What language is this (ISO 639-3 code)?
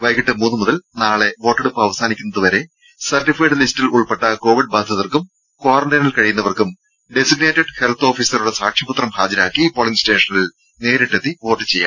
mal